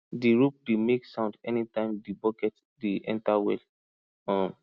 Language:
Nigerian Pidgin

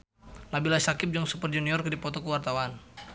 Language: Sundanese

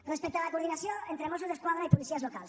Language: Catalan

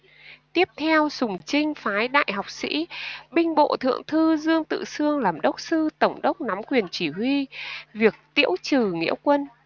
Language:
Vietnamese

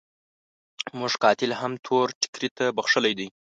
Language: Pashto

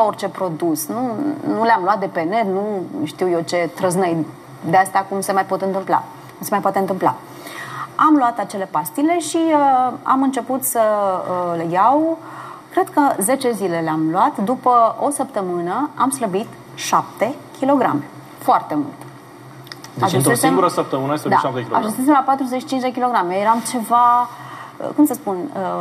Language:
Romanian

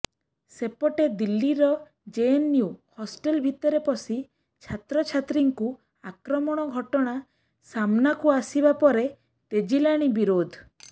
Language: Odia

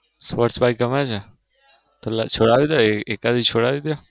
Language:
Gujarati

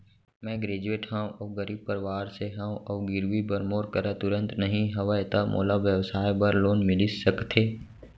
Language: Chhattisgarhi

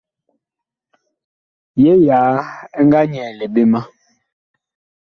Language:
Bakoko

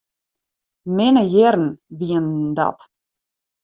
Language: Western Frisian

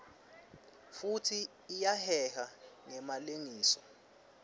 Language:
Swati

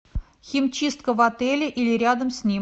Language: Russian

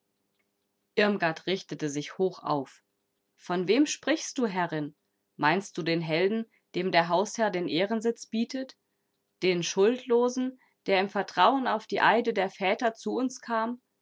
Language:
German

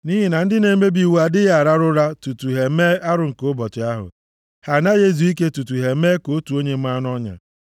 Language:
Igbo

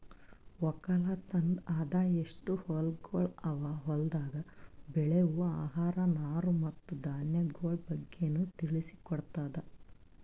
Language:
Kannada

